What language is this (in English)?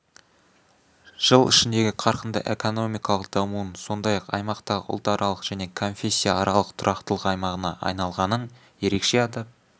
Kazakh